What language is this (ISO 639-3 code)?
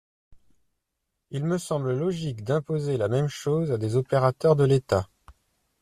fra